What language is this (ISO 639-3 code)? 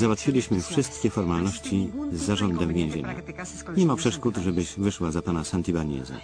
pol